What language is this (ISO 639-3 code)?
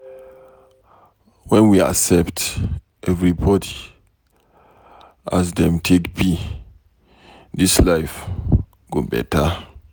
pcm